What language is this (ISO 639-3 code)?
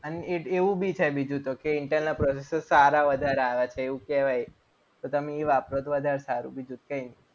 guj